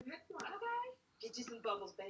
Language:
Welsh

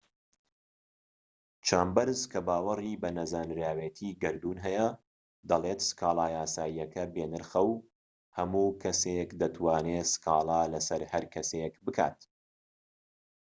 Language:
Central Kurdish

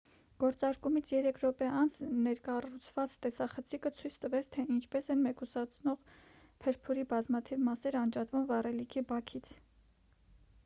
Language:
Armenian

